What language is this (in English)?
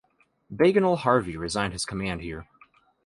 English